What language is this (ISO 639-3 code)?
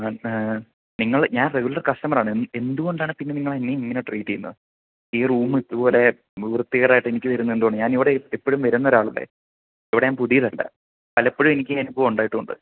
mal